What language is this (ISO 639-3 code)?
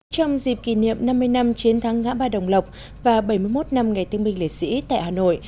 vie